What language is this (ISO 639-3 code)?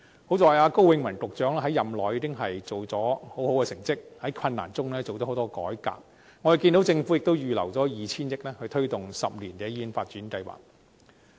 yue